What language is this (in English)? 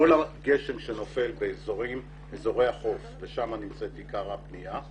Hebrew